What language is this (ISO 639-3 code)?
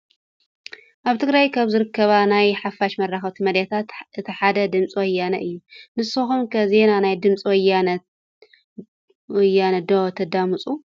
tir